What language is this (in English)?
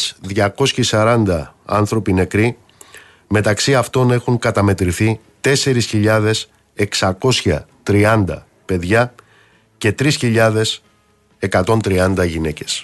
Greek